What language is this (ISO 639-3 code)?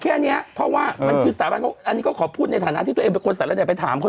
tha